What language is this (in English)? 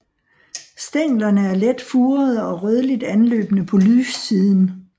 Danish